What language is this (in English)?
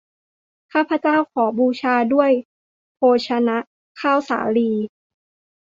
Thai